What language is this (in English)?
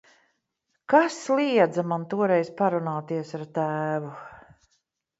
Latvian